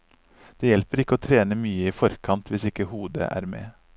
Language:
Norwegian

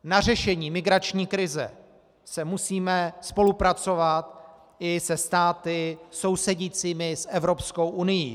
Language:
Czech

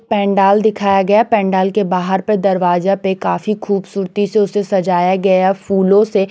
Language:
Hindi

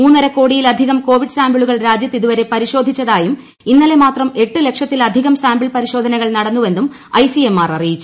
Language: Malayalam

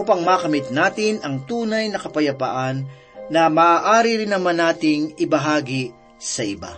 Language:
Filipino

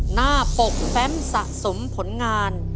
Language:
Thai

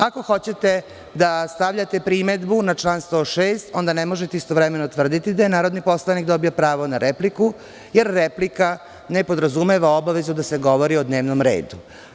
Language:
Serbian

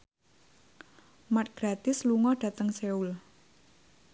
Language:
Javanese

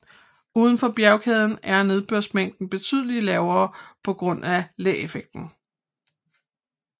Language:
Danish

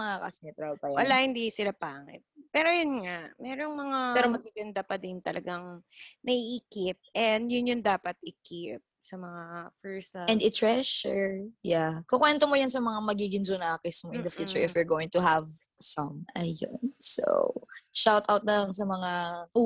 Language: Filipino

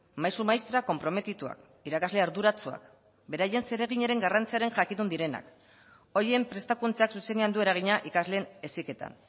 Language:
Basque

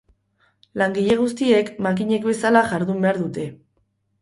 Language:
Basque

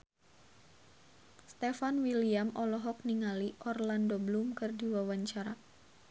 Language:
Sundanese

